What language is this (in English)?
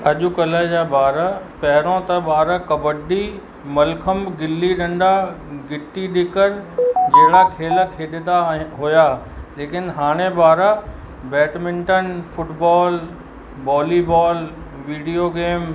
Sindhi